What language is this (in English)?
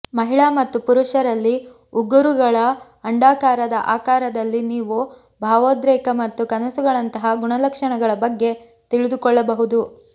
Kannada